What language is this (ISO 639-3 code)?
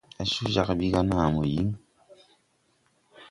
tui